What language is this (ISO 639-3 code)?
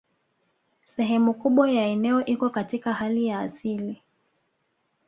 swa